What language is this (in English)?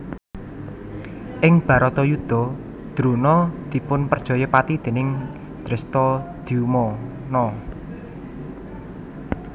Javanese